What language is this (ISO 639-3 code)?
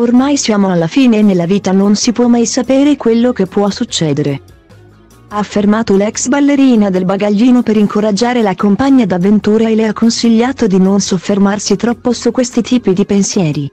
ita